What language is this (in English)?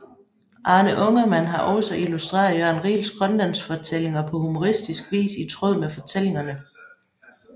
Danish